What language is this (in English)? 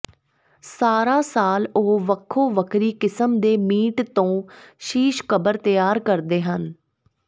Punjabi